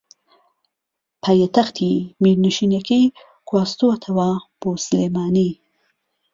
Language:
Central Kurdish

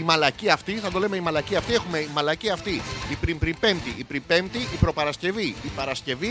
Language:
Greek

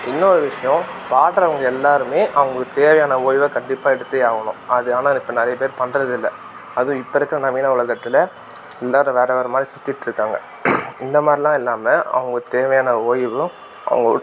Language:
Tamil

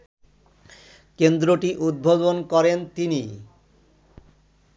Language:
Bangla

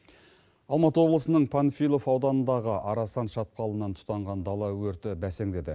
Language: Kazakh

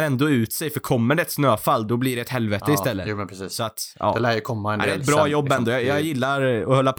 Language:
Swedish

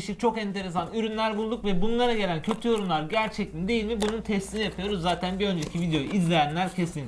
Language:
Turkish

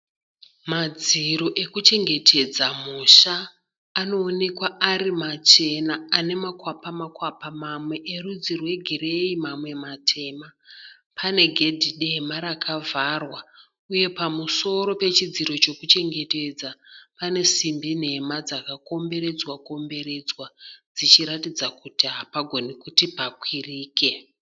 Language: Shona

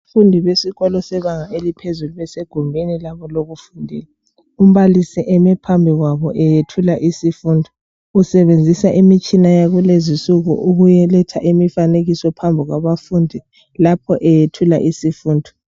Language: North Ndebele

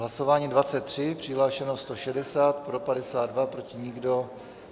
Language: Czech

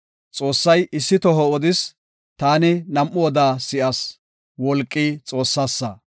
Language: Gofa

